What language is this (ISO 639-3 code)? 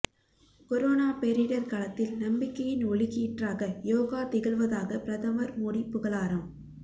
tam